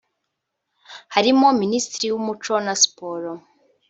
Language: Kinyarwanda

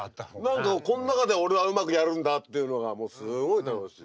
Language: Japanese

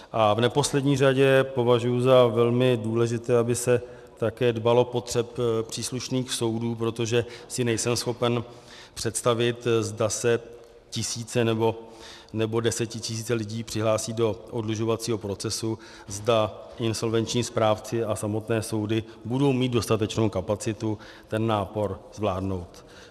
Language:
Czech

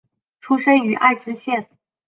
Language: Chinese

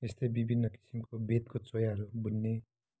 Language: Nepali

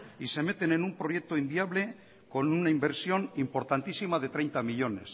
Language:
Spanish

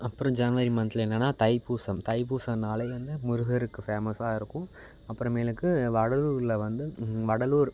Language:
Tamil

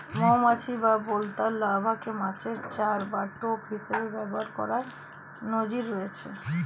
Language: Bangla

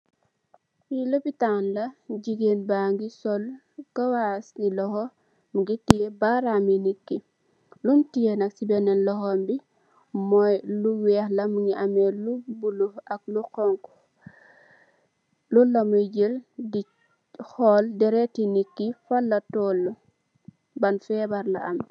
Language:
Wolof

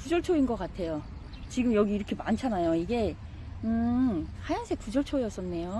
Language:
Korean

